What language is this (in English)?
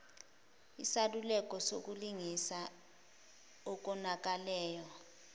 Zulu